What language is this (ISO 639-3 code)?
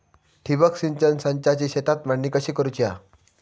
mar